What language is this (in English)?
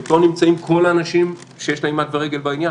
Hebrew